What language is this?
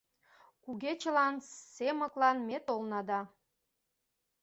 Mari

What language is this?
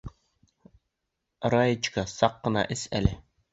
Bashkir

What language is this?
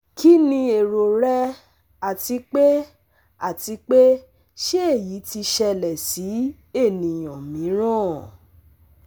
Yoruba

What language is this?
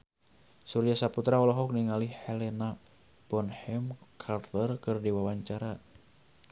Sundanese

